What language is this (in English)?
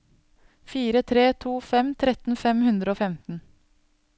Norwegian